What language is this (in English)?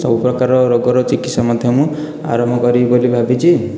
Odia